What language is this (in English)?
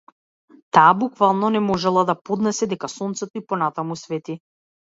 Macedonian